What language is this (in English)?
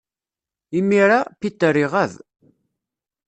Kabyle